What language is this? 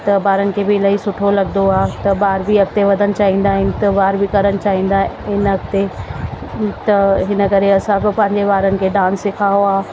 Sindhi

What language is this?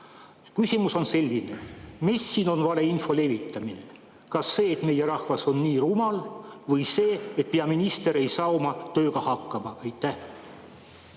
Estonian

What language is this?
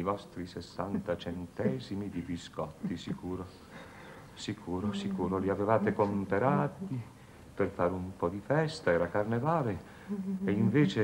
Italian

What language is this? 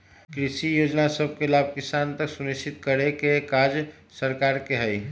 Magahi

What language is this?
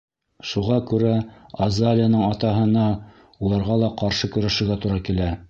Bashkir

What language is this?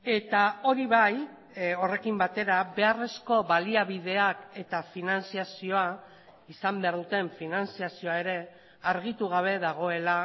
Basque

